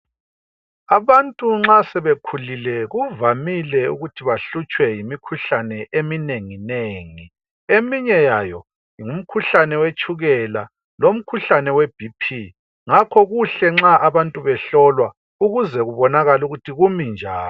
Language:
North Ndebele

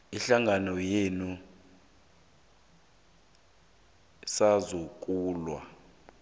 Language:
South Ndebele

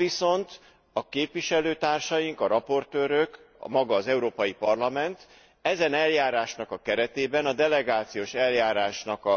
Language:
Hungarian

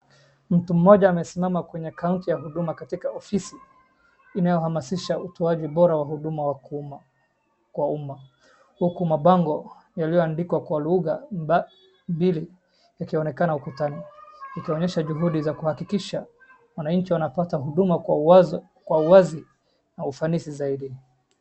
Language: Swahili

